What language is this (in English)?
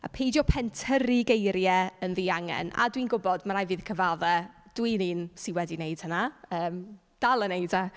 Welsh